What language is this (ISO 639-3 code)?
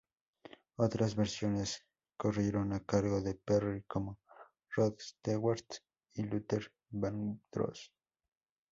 spa